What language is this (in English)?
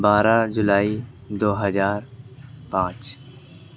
Urdu